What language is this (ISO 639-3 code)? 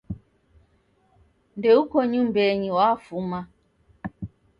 dav